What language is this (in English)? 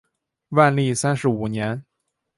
Chinese